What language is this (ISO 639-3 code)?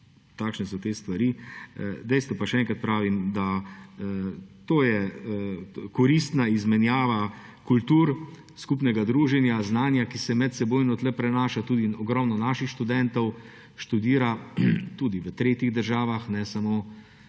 slv